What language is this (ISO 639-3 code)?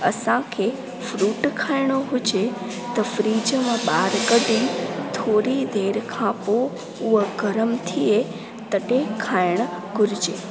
snd